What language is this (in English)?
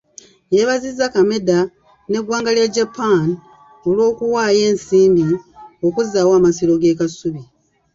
Ganda